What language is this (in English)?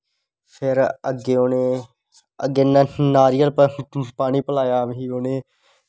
Dogri